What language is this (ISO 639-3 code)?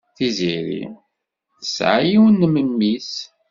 kab